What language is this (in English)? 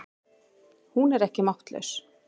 Icelandic